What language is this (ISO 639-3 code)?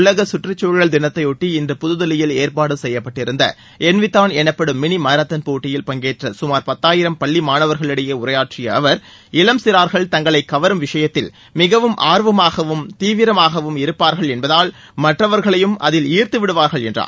tam